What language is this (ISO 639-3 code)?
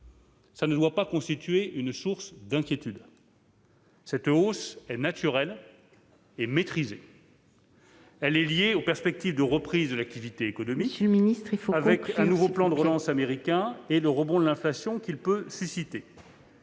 fra